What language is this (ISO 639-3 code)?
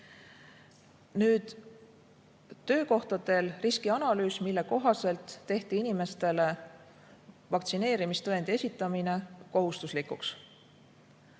est